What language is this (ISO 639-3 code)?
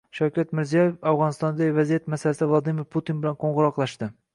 uzb